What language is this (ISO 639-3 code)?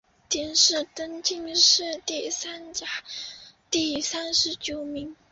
zho